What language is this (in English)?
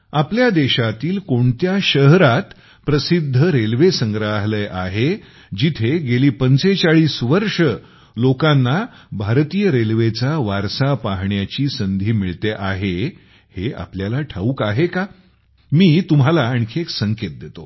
Marathi